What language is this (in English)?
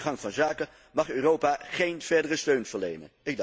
Dutch